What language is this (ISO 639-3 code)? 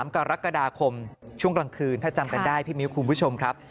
tha